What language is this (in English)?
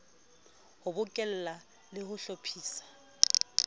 Southern Sotho